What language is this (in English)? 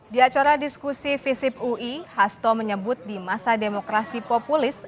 Indonesian